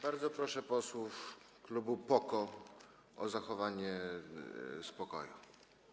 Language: Polish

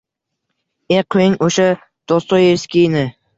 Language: Uzbek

